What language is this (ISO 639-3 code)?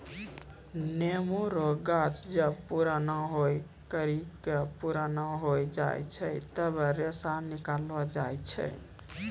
mai